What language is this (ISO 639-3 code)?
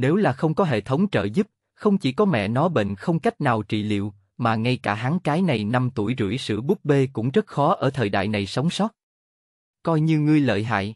vie